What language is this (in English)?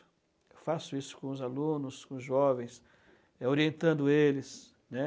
Portuguese